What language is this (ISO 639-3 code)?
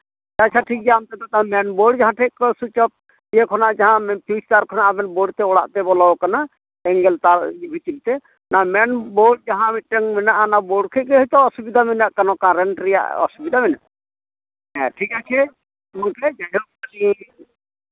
sat